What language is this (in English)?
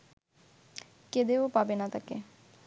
Bangla